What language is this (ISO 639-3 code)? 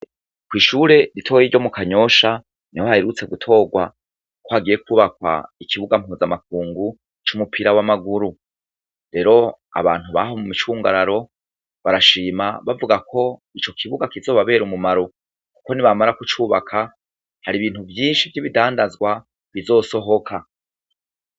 run